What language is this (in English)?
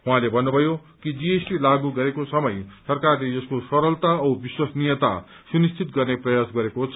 Nepali